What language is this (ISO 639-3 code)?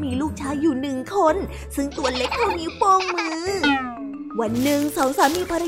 tha